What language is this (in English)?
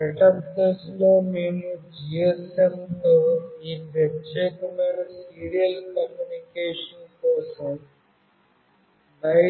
Telugu